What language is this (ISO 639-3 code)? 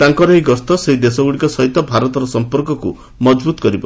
ori